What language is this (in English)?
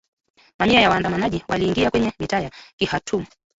Swahili